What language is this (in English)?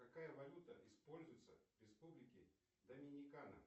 Russian